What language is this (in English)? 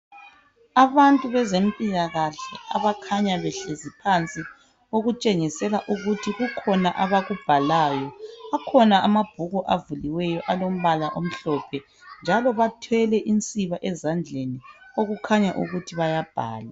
North Ndebele